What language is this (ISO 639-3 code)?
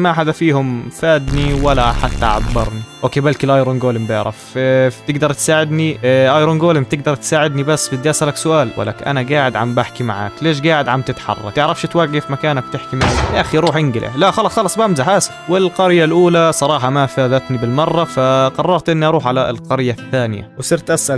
ara